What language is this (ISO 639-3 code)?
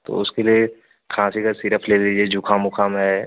hin